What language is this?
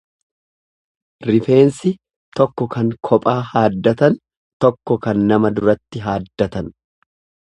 Oromo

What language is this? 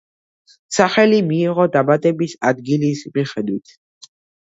Georgian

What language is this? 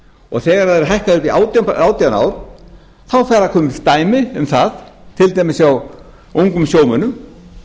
Icelandic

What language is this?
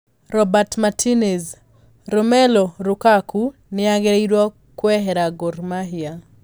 Kikuyu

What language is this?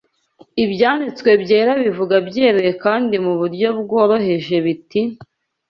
Kinyarwanda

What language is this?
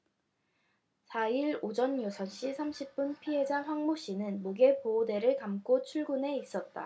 Korean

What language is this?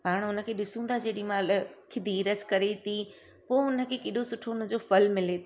Sindhi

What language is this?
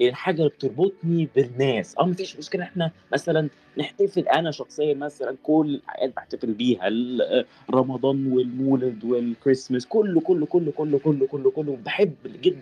Arabic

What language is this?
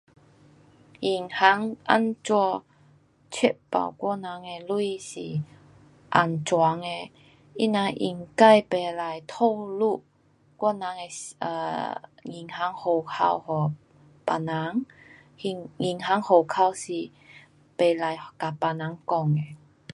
Pu-Xian Chinese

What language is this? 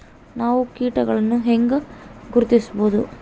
Kannada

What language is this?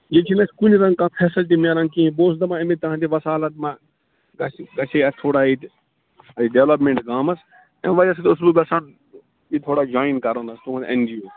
Kashmiri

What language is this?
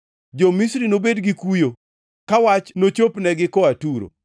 Luo (Kenya and Tanzania)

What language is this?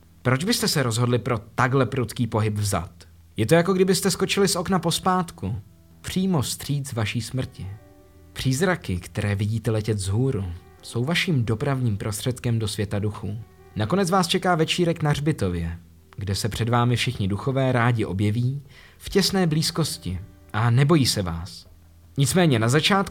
Czech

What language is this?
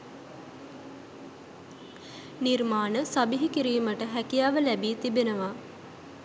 Sinhala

